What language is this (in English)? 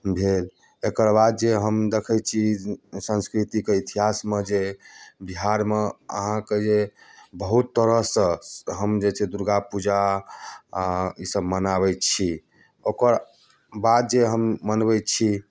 Maithili